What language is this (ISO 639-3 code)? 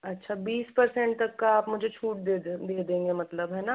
hin